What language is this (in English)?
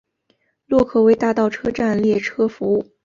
Chinese